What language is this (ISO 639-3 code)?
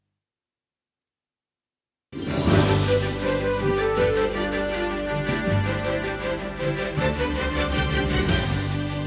ukr